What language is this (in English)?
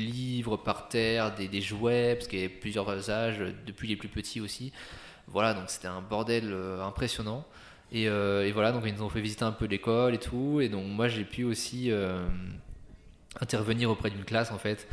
French